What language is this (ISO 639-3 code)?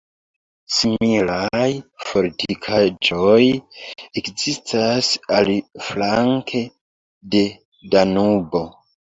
epo